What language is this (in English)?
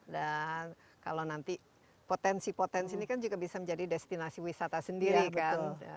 Indonesian